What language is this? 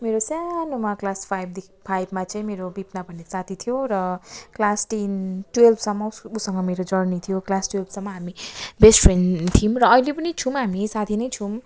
Nepali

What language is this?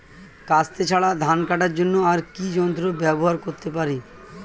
Bangla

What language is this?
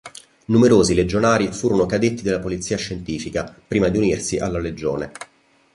Italian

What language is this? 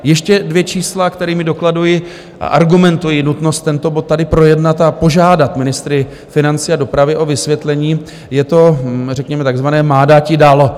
Czech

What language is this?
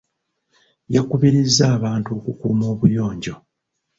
Ganda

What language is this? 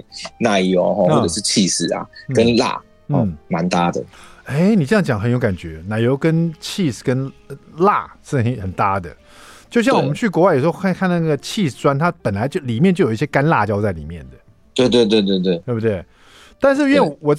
Chinese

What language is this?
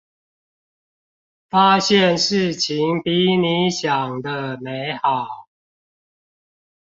Chinese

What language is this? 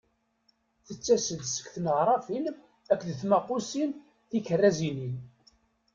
Kabyle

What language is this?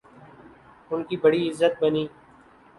Urdu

